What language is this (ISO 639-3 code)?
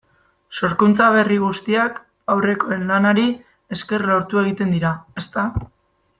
eus